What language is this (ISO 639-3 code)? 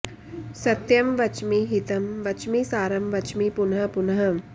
san